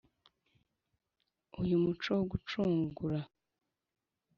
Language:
Kinyarwanda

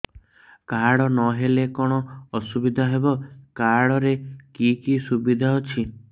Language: Odia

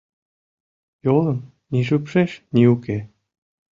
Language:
Mari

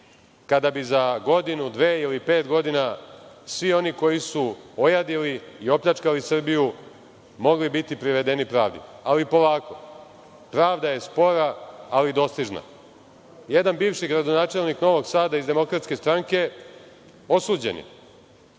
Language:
Serbian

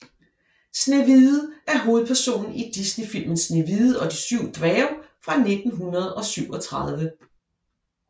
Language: Danish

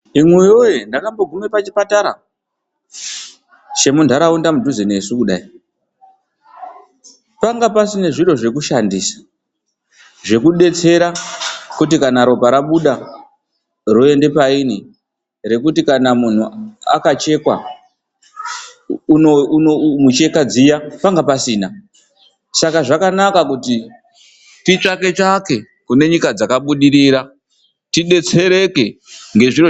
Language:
Ndau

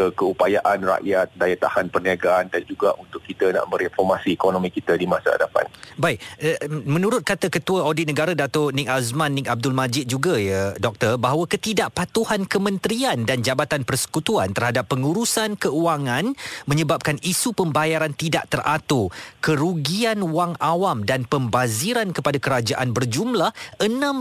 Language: Malay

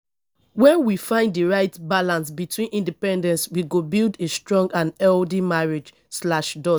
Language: Nigerian Pidgin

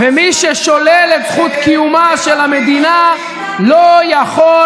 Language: Hebrew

